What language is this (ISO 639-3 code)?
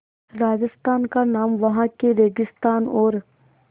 hin